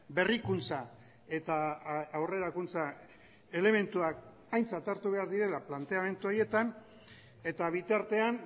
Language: Basque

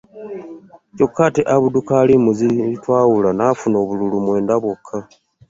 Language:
Ganda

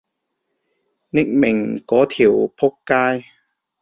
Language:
Cantonese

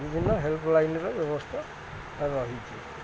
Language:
Odia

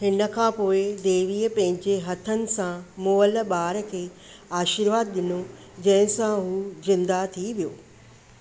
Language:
Sindhi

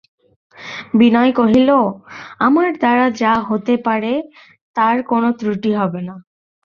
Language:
Bangla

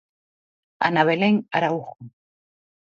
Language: Galician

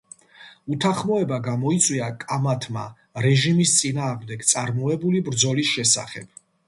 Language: Georgian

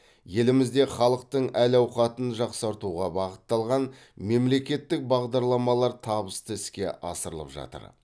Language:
Kazakh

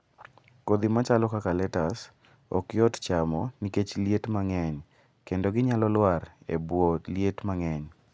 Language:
Luo (Kenya and Tanzania)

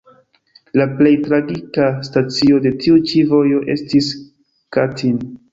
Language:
Esperanto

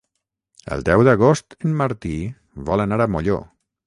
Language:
Catalan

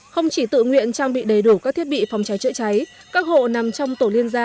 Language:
Vietnamese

